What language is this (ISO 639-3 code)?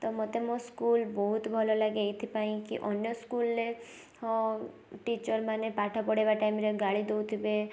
ori